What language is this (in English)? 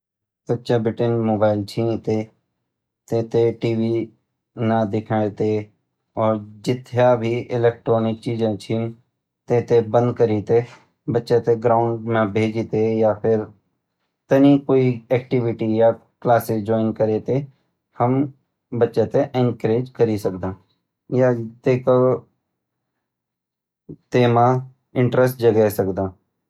Garhwali